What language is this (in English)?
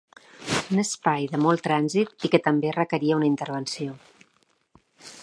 Catalan